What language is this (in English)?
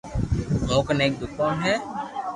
Loarki